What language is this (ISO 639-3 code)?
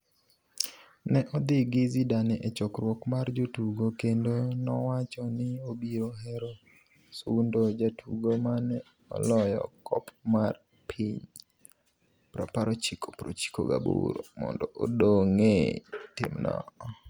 luo